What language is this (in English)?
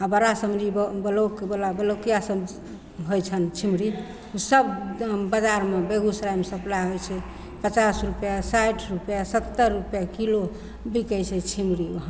Maithili